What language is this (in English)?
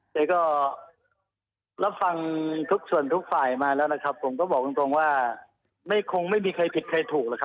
Thai